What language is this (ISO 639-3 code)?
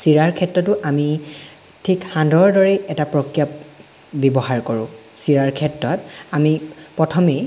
asm